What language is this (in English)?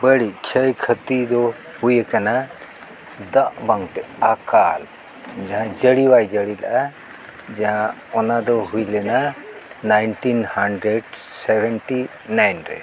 Santali